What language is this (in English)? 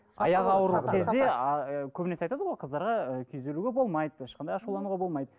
Kazakh